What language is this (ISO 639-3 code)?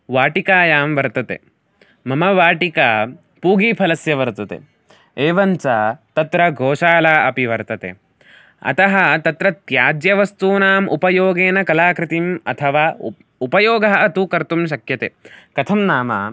san